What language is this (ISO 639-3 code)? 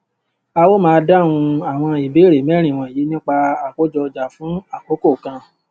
yor